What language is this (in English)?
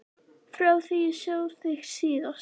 Icelandic